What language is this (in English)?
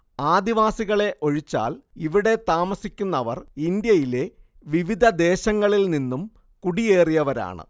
Malayalam